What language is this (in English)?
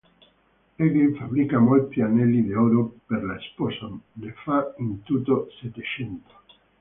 Italian